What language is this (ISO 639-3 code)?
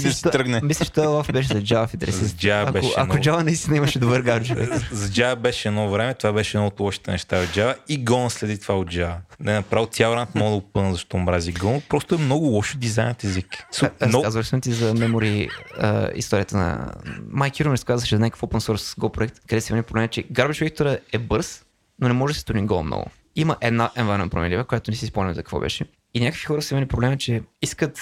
bul